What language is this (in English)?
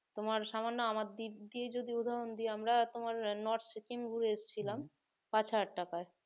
Bangla